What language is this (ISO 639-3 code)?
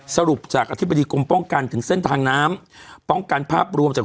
tha